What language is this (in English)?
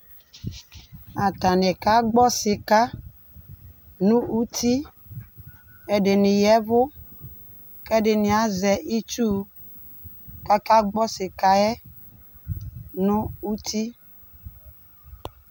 Ikposo